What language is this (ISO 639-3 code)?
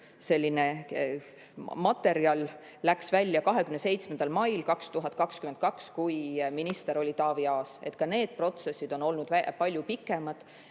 est